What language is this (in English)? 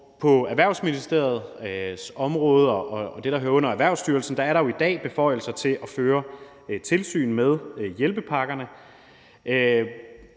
Danish